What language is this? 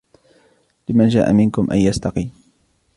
Arabic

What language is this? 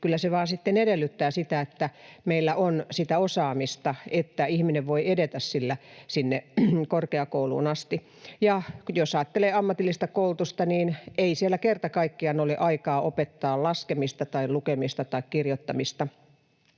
Finnish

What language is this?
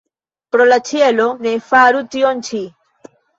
Esperanto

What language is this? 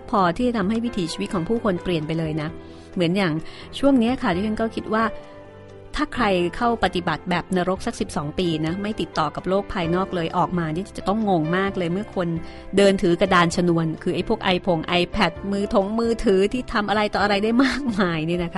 Thai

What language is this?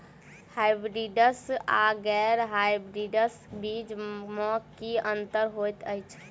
Maithili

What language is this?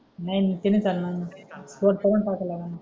Marathi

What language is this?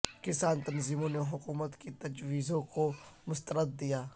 Urdu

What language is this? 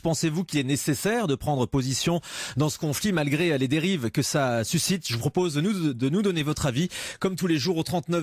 French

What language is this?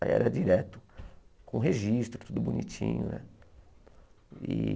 Portuguese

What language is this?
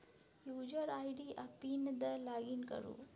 Maithili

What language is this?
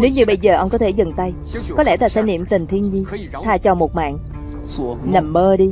Vietnamese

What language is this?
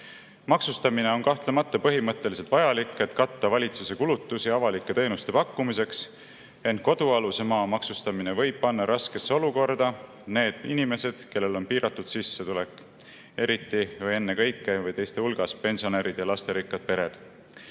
Estonian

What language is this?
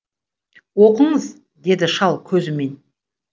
Kazakh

